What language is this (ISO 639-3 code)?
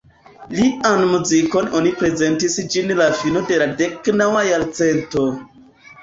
epo